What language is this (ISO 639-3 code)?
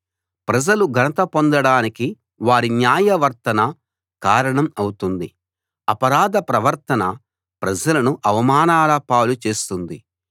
tel